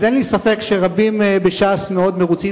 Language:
Hebrew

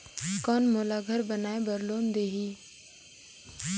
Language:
Chhattisgarhi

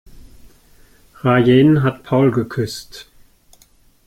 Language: German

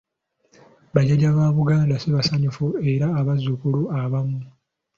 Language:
Ganda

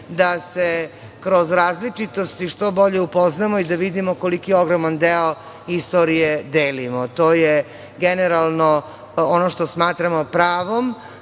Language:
Serbian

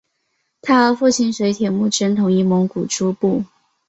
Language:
Chinese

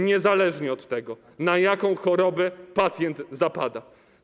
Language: Polish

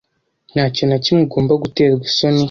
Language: Kinyarwanda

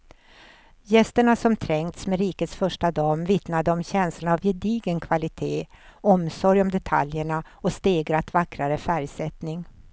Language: Swedish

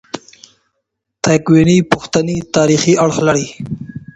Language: Pashto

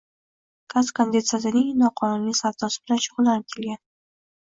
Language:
Uzbek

